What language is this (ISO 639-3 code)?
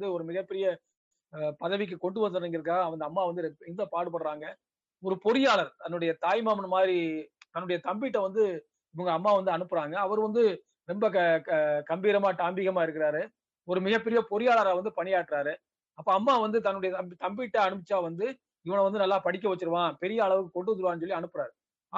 tam